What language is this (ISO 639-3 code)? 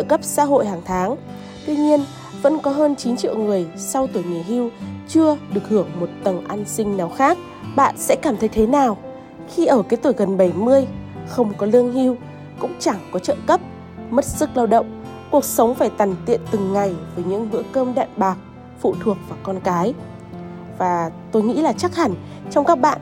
vie